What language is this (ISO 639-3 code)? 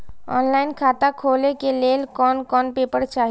mai